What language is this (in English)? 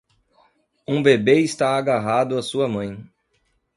Portuguese